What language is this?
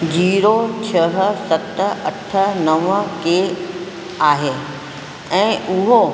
Sindhi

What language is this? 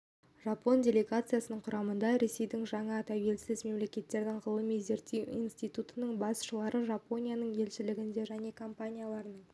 Kazakh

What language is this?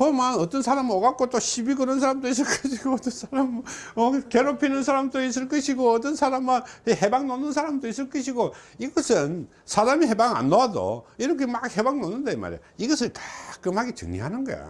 Korean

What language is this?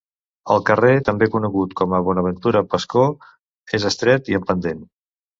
Catalan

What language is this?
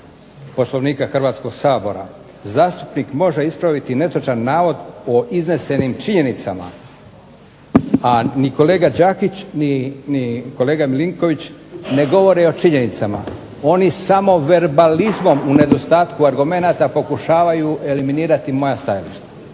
Croatian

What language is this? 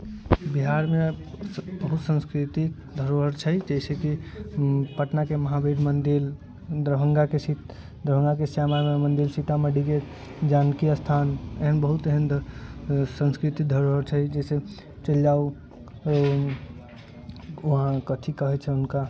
Maithili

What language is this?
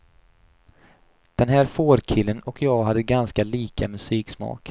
Swedish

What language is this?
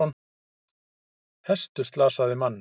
Icelandic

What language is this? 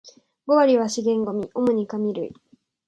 Japanese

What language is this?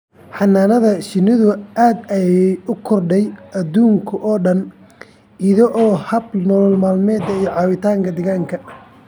Somali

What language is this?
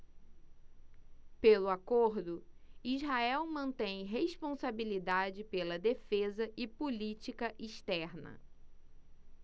Portuguese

